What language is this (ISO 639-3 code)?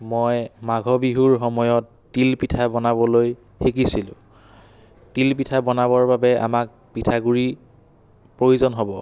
asm